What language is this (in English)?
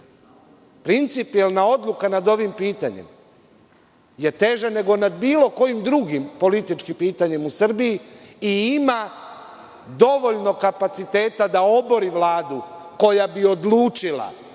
Serbian